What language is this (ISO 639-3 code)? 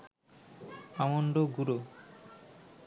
ben